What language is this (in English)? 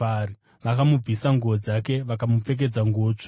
Shona